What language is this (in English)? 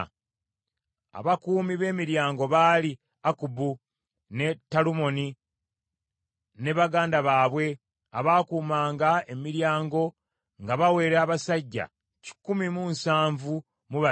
Ganda